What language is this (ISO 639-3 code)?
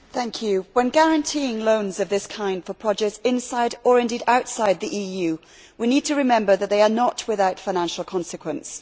eng